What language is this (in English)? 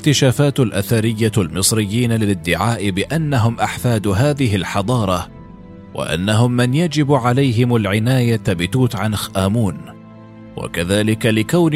Arabic